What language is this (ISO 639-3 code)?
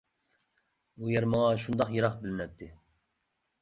uig